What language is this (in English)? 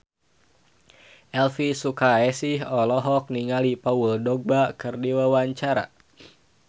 Sundanese